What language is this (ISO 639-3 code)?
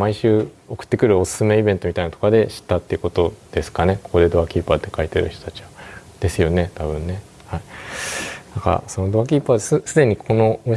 jpn